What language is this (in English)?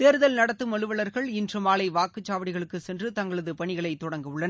Tamil